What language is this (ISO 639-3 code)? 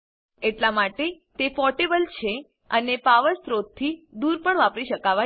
guj